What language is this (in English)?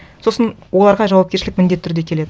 Kazakh